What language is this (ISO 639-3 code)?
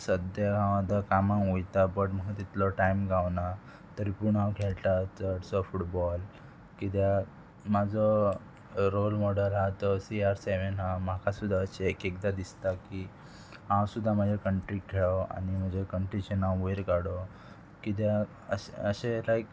kok